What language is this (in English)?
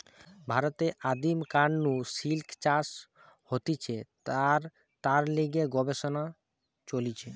Bangla